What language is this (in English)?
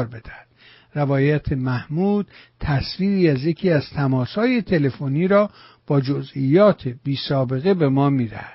Persian